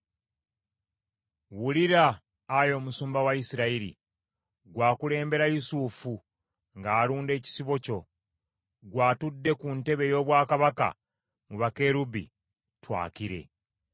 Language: Ganda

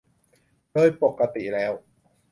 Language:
Thai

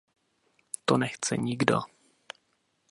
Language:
Czech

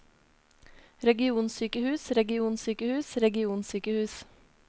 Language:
Norwegian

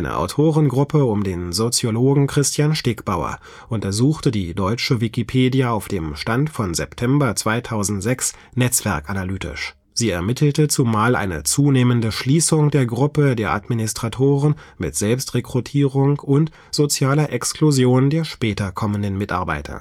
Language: German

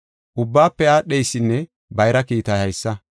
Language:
Gofa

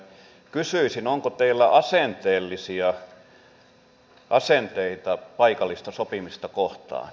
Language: Finnish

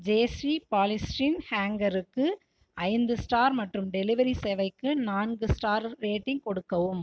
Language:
Tamil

